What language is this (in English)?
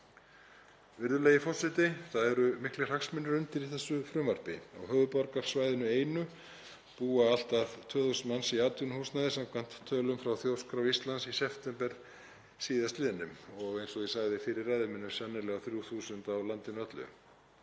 Icelandic